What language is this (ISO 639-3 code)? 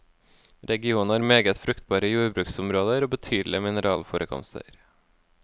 nor